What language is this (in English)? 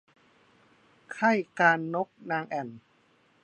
Thai